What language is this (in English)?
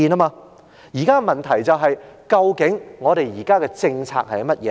Cantonese